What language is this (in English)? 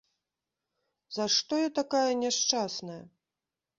Belarusian